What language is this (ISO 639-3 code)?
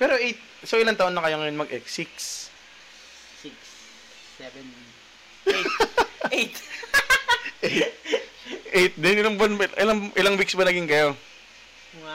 fil